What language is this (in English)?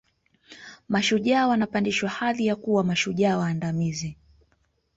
Swahili